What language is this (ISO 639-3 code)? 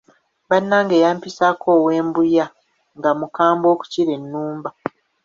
lug